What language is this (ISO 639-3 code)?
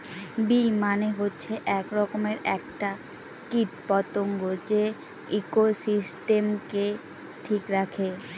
ben